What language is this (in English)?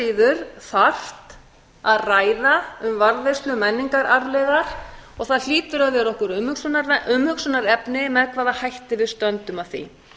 Icelandic